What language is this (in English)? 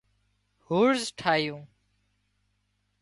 Wadiyara Koli